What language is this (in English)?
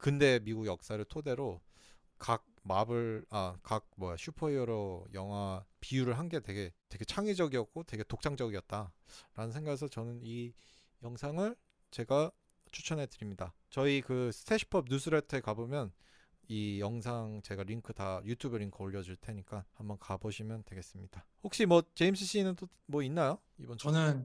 Korean